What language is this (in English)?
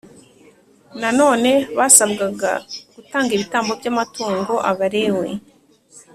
Kinyarwanda